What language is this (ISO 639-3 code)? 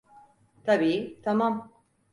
tur